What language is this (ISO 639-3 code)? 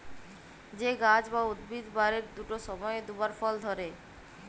ben